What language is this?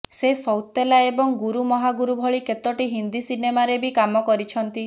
Odia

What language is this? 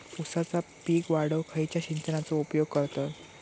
Marathi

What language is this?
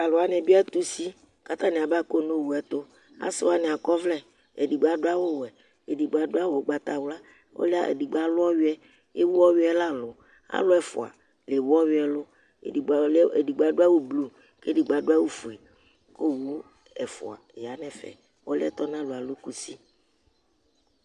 Ikposo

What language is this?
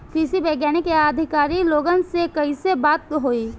Bhojpuri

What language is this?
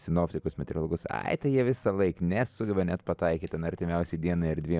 Lithuanian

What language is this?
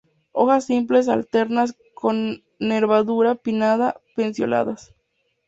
Spanish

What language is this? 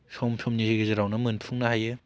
Bodo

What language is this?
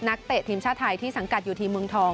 Thai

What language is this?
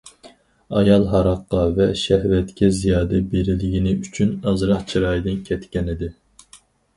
Uyghur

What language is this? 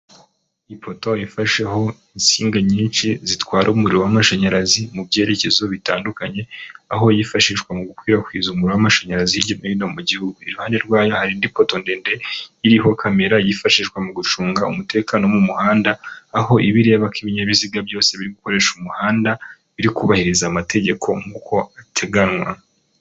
Kinyarwanda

